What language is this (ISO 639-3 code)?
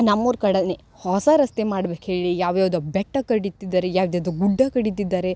kan